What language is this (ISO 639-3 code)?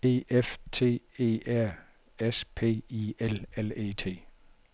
dan